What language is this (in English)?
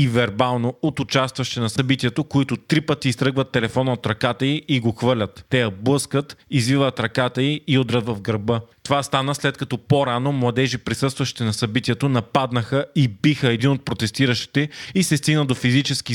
Bulgarian